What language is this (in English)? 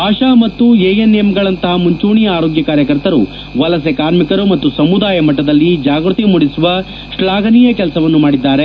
Kannada